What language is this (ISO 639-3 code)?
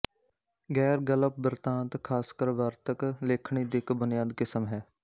pan